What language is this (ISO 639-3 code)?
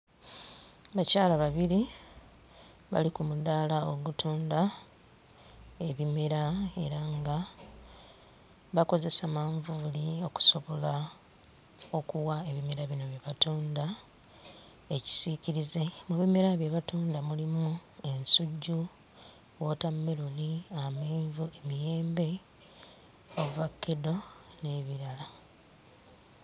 lug